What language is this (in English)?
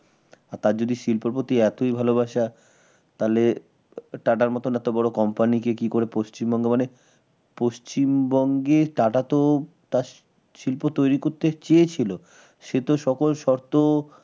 Bangla